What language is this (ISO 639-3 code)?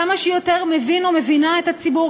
heb